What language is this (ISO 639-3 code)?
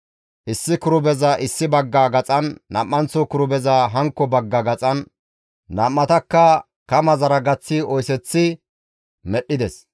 gmv